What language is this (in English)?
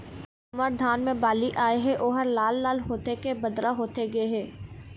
Chhattisgarhi